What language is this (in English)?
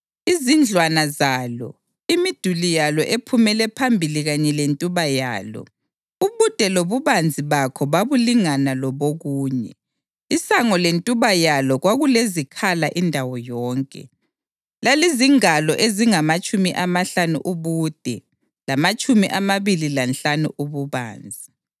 North Ndebele